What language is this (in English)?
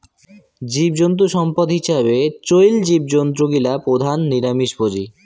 Bangla